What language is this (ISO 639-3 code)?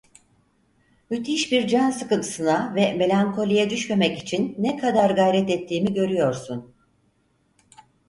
tur